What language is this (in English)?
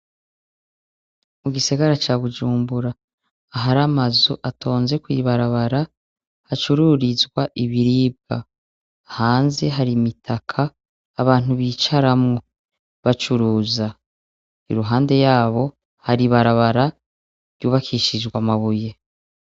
Rundi